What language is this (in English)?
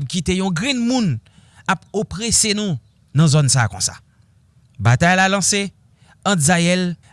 French